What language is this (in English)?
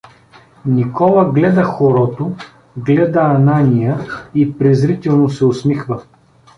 Bulgarian